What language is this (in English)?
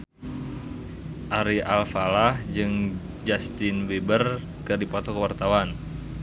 Sundanese